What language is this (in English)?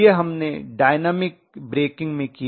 Hindi